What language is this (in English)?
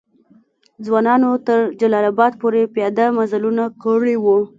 Pashto